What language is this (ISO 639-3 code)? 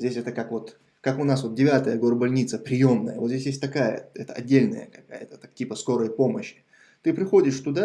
rus